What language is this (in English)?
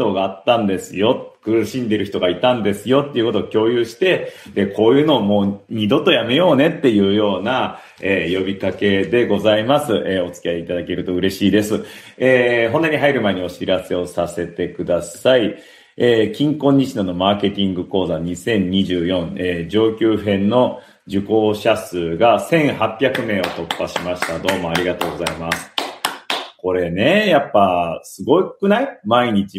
Japanese